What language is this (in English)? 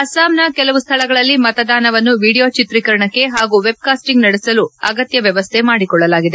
Kannada